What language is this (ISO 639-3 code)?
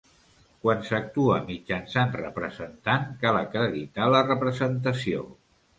cat